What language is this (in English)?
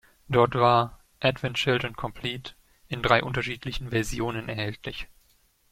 German